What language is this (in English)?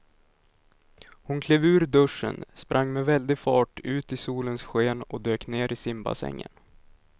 Swedish